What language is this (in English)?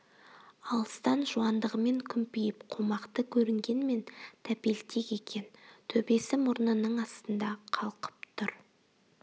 Kazakh